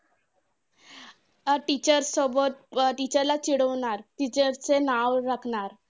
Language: Marathi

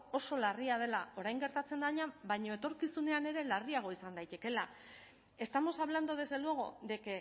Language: Basque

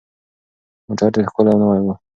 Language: Pashto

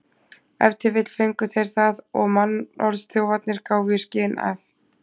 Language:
Icelandic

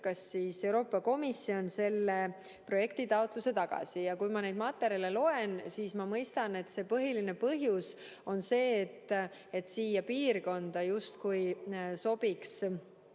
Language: Estonian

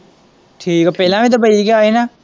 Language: Punjabi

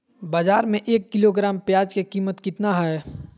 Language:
Magahi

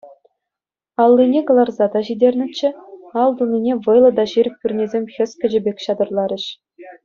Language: Chuvash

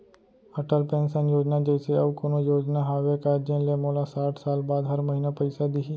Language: Chhattisgarhi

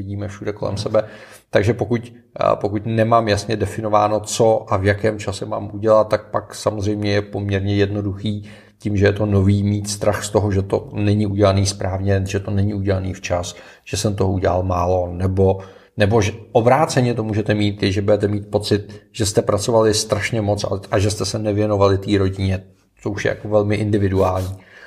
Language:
Czech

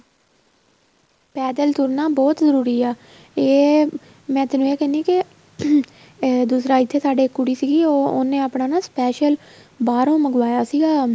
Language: Punjabi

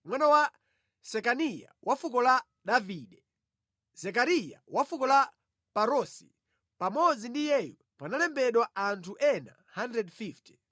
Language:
Nyanja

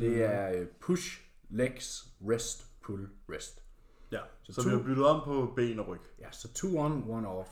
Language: Danish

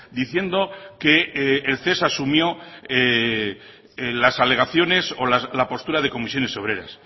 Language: Spanish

